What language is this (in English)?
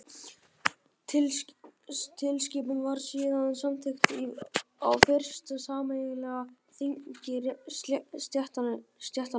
Icelandic